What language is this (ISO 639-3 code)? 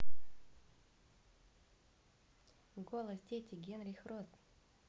rus